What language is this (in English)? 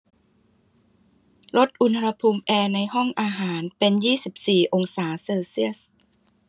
Thai